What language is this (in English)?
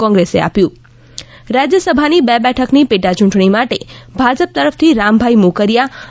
Gujarati